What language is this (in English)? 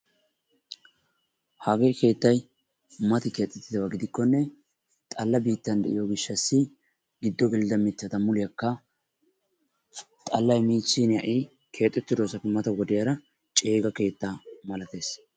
Wolaytta